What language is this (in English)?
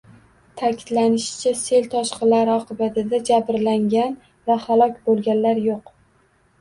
Uzbek